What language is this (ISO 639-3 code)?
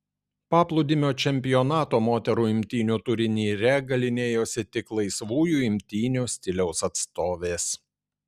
lit